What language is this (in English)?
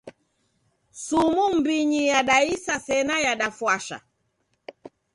Taita